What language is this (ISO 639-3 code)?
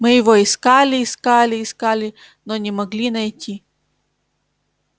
rus